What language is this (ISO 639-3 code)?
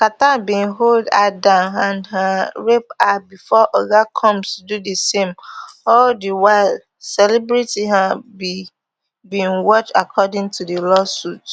pcm